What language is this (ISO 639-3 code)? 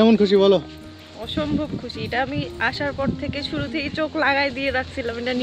ron